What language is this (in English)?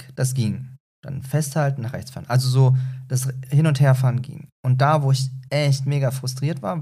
German